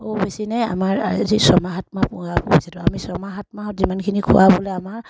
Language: Assamese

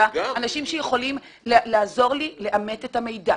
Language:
Hebrew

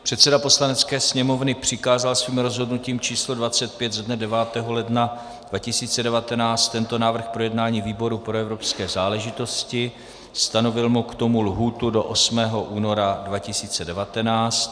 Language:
Czech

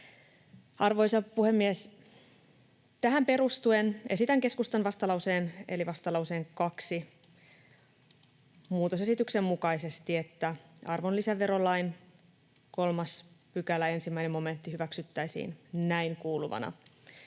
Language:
Finnish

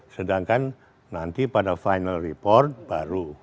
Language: Indonesian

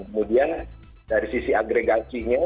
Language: Indonesian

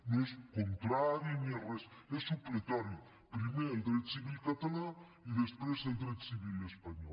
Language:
Catalan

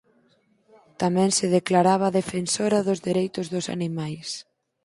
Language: Galician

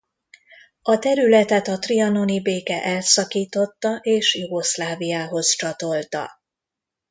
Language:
Hungarian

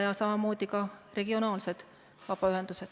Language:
Estonian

